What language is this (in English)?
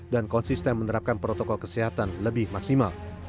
Indonesian